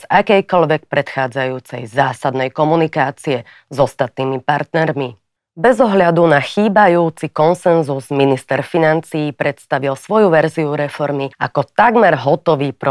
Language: Slovak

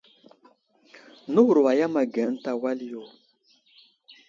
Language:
Wuzlam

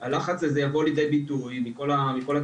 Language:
Hebrew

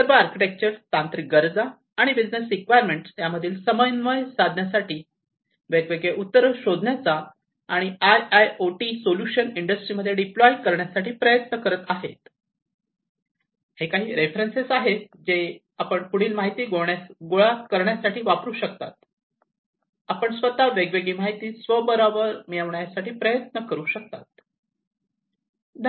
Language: Marathi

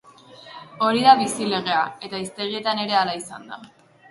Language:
Basque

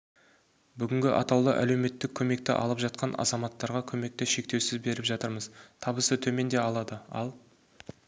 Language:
Kazakh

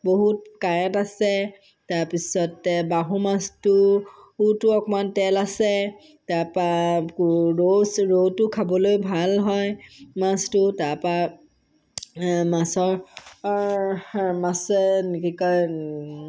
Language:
Assamese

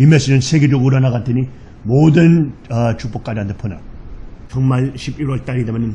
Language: Korean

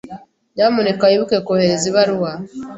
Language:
Kinyarwanda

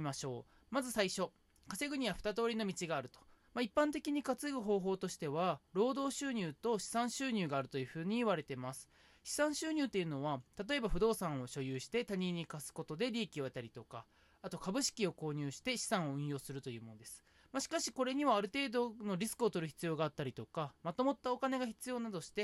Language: Japanese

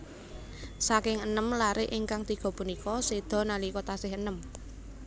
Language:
Javanese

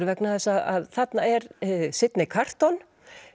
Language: Icelandic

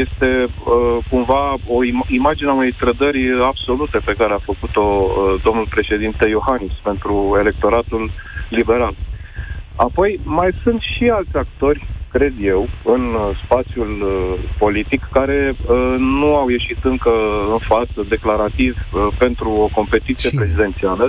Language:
Romanian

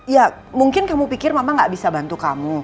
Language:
Indonesian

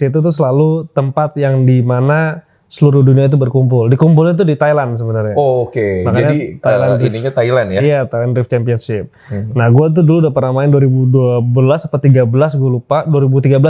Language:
Indonesian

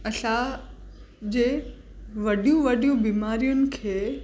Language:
Sindhi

